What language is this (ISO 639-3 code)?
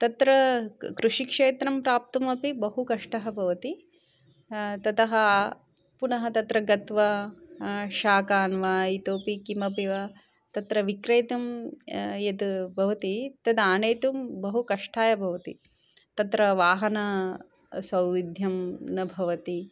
san